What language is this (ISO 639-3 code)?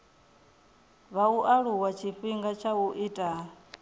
ven